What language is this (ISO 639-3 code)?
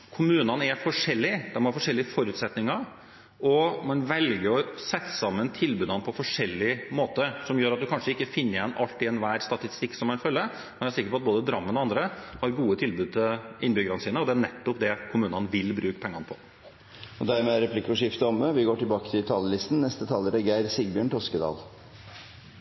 nor